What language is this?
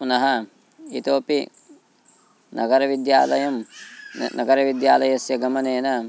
Sanskrit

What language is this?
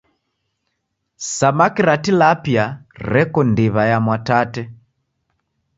Taita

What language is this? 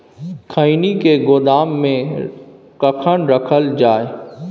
Maithili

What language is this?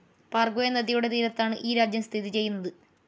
Malayalam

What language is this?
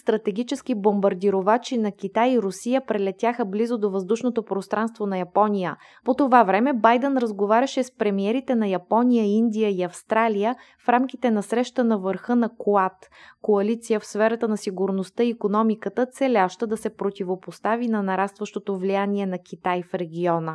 Bulgarian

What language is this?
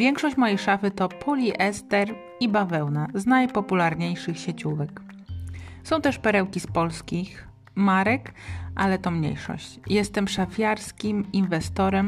Polish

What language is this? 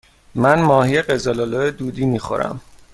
Persian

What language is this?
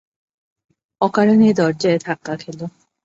Bangla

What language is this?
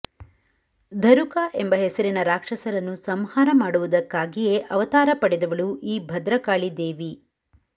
Kannada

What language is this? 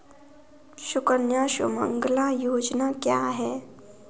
Hindi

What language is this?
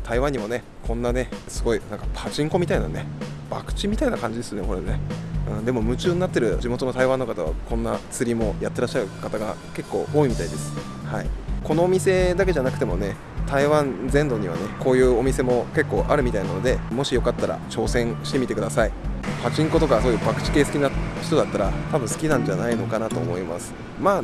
Japanese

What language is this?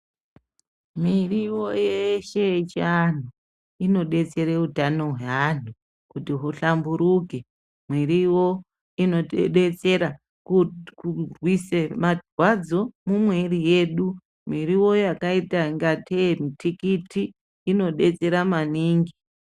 Ndau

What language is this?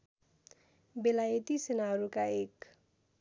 Nepali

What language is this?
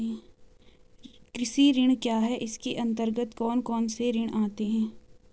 Hindi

